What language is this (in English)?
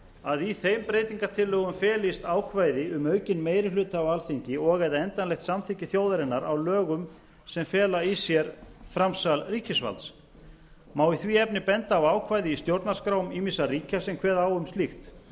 Icelandic